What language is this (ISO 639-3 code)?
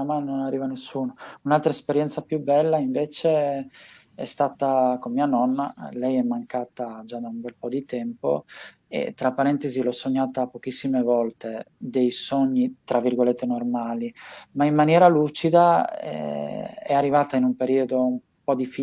ita